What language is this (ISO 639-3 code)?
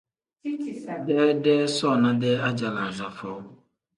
kdh